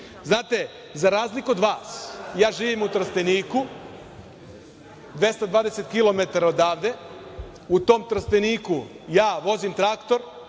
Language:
Serbian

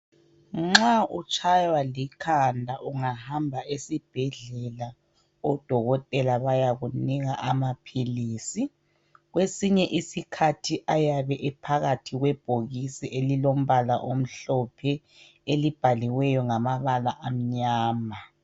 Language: North Ndebele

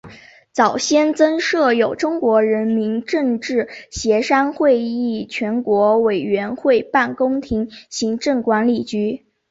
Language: Chinese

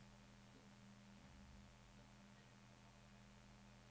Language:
Norwegian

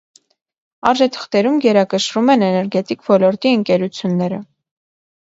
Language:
Armenian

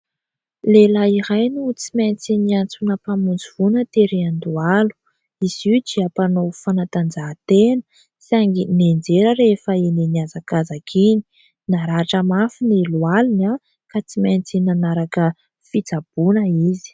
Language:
Malagasy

